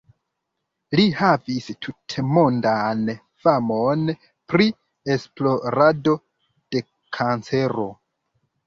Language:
Esperanto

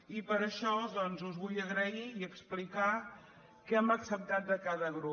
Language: Catalan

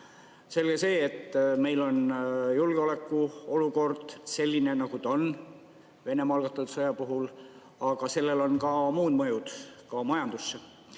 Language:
Estonian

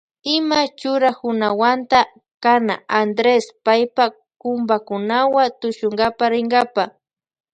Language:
Loja Highland Quichua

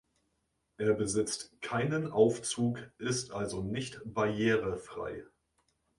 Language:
German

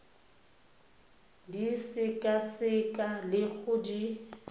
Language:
Tswana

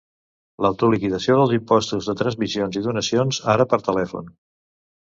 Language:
Catalan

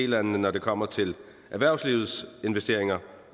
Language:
Danish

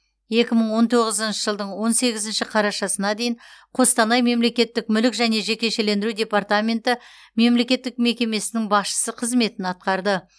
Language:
Kazakh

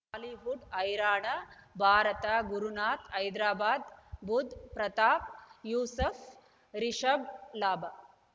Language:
Kannada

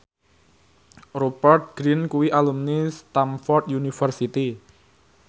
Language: Javanese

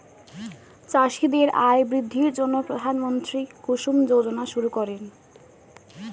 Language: Bangla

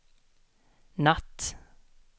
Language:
Swedish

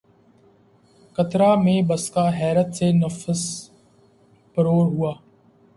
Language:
Urdu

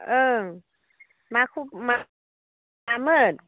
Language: Bodo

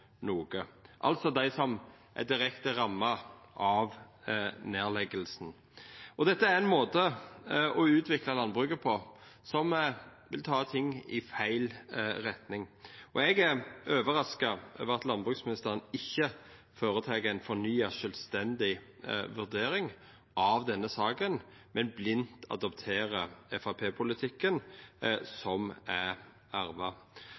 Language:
Norwegian Nynorsk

